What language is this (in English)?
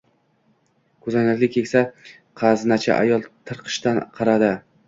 Uzbek